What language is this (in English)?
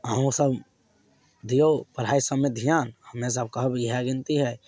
Maithili